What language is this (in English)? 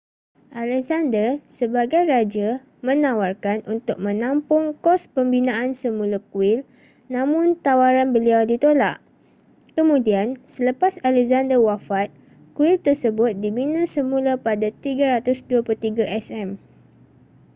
Malay